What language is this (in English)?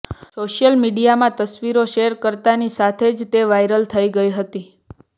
Gujarati